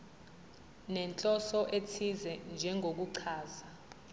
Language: Zulu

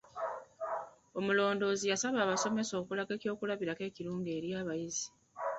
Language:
Ganda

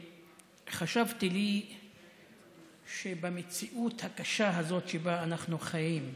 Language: Hebrew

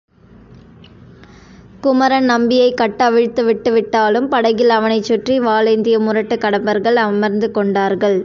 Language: Tamil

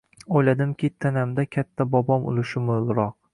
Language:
Uzbek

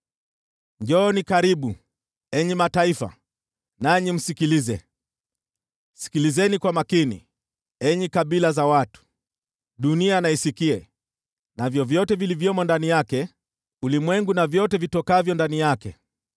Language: Swahili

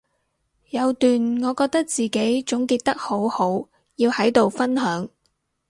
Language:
Cantonese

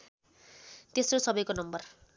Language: Nepali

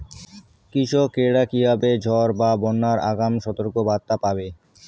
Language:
Bangla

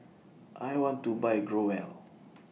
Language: English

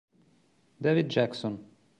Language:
Italian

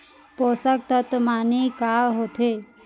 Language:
Chhattisgarhi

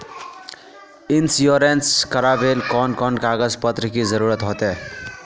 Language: Magahi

